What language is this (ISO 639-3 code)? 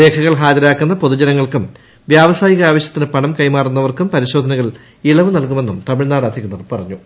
mal